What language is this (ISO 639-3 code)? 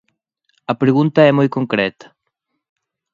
glg